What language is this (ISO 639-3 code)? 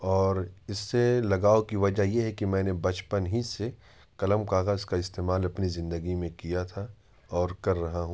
urd